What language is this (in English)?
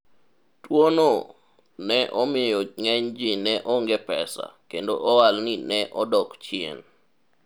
Luo (Kenya and Tanzania)